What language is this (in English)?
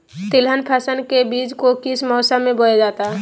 Magahi